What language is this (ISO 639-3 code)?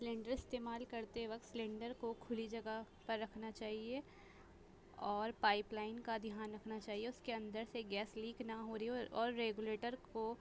urd